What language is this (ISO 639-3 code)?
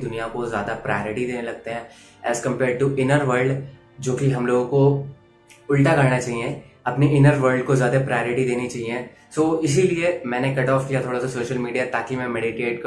hin